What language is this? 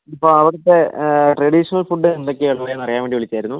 Malayalam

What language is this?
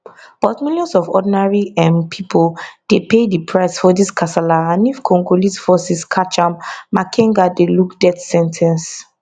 Nigerian Pidgin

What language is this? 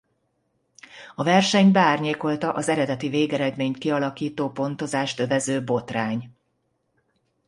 Hungarian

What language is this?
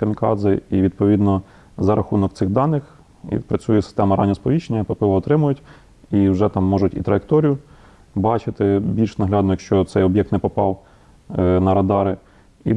Ukrainian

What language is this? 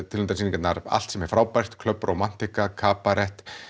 Icelandic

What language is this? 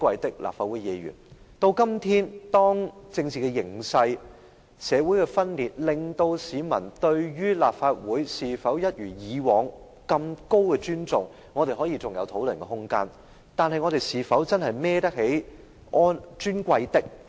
Cantonese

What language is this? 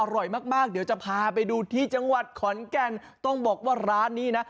Thai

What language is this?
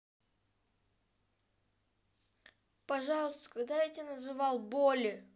Russian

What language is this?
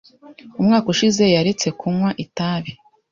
Kinyarwanda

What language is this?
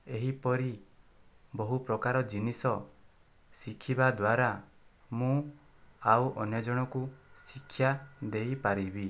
Odia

